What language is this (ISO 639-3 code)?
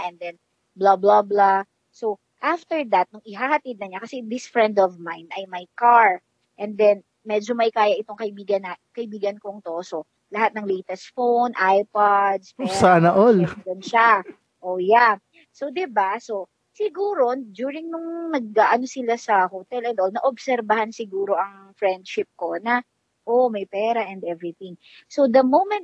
fil